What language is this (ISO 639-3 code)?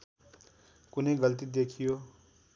nep